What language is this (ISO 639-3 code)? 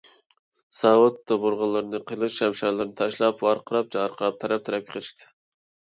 uig